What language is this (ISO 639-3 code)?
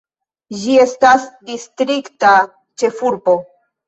epo